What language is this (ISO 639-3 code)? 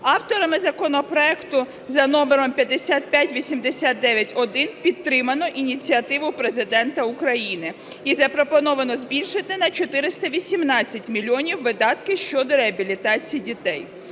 ukr